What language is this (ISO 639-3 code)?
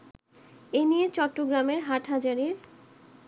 ben